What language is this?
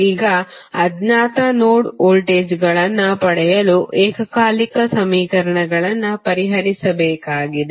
Kannada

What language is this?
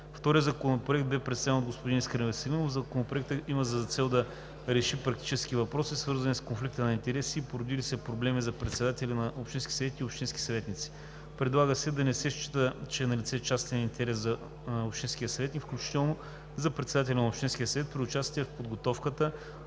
Bulgarian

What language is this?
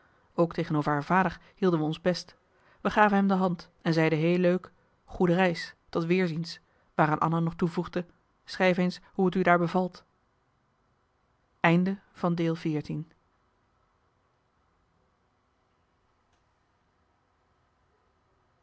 Dutch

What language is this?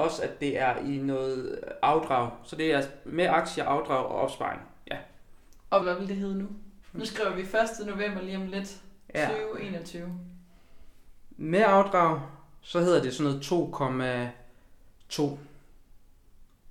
Danish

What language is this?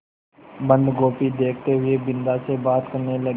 Hindi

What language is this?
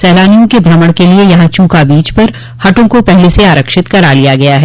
Hindi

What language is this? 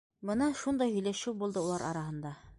Bashkir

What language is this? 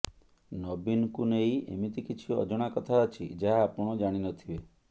Odia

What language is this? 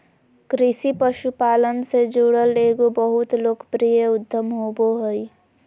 Magahi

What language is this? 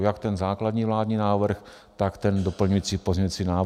Czech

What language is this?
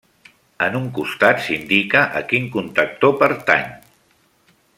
Catalan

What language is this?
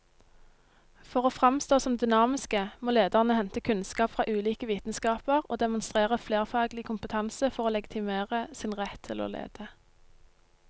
Norwegian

